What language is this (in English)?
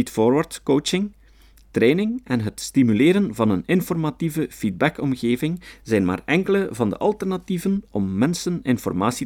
Dutch